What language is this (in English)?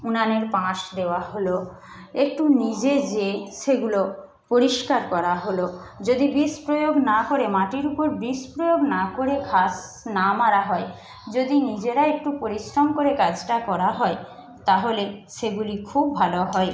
Bangla